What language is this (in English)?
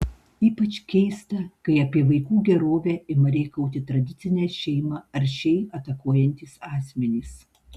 Lithuanian